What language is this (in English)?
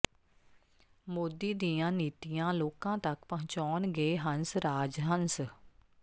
Punjabi